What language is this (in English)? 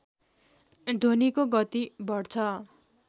Nepali